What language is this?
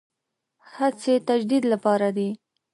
Pashto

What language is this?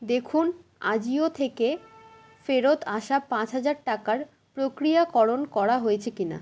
Bangla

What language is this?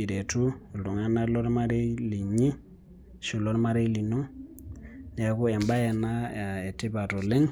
Masai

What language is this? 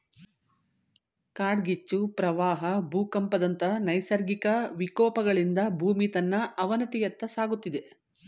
Kannada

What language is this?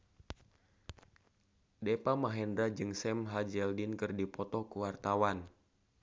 Sundanese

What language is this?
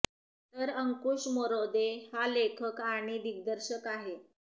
Marathi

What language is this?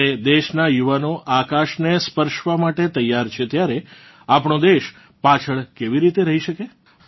Gujarati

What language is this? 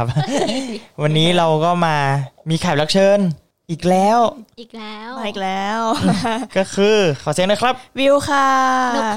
Thai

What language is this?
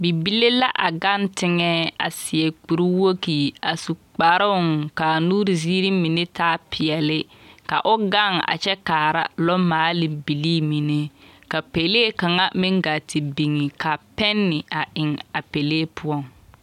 Southern Dagaare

